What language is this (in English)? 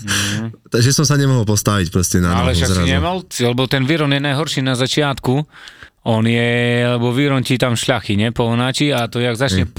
Slovak